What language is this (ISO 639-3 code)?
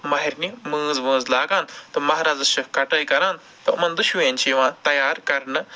kas